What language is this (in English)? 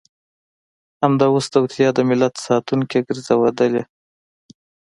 Pashto